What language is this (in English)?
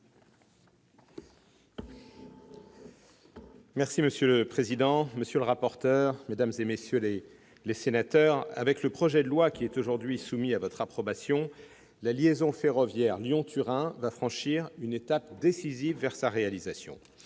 French